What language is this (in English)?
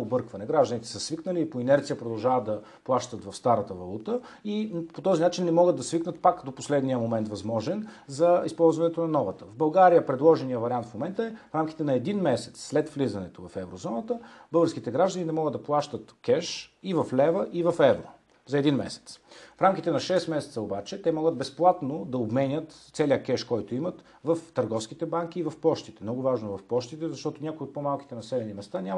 Bulgarian